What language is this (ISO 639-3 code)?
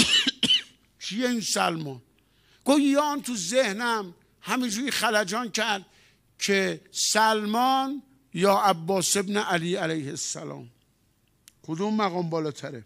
fas